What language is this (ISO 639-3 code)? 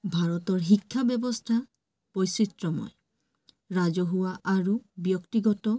asm